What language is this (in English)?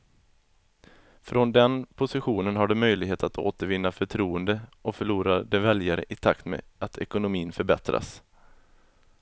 Swedish